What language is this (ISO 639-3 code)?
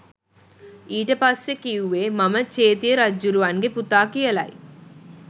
sin